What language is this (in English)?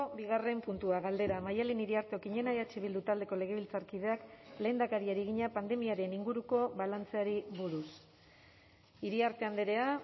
Basque